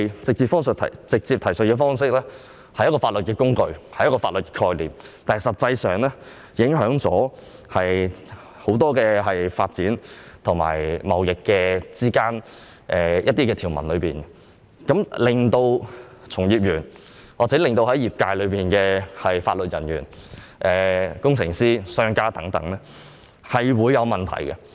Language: Cantonese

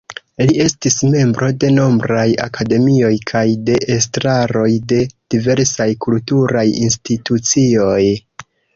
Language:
Esperanto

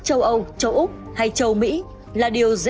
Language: Vietnamese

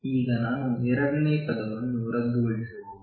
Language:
Kannada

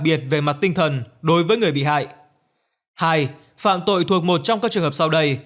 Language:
Vietnamese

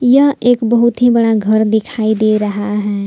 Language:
Hindi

